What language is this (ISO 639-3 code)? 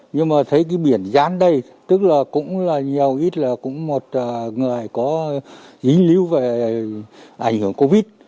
vie